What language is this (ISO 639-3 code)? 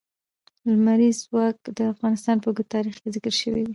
pus